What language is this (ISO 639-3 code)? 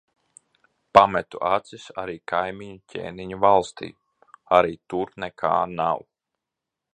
lav